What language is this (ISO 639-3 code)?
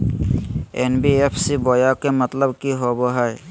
mag